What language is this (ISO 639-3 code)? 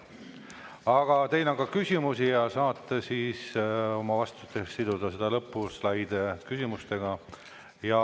est